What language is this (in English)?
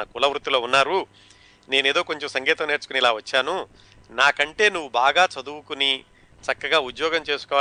Telugu